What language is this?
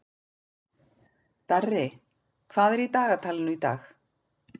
Icelandic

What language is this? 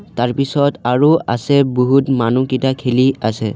Assamese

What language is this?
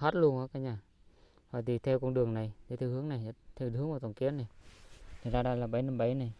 Vietnamese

